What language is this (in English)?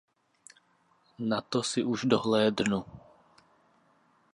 Czech